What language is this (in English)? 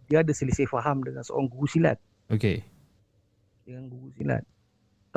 Malay